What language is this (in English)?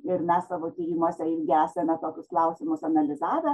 Lithuanian